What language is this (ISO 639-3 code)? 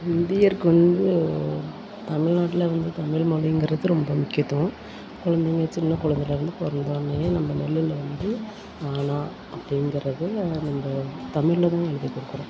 tam